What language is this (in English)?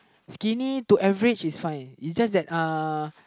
English